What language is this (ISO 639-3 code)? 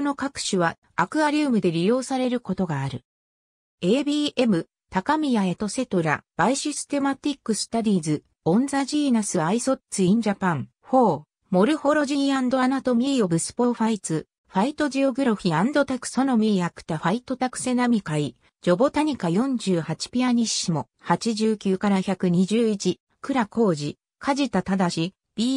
jpn